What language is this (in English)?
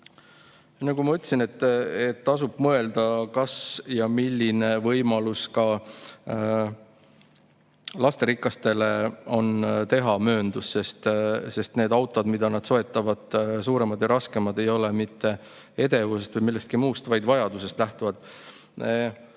Estonian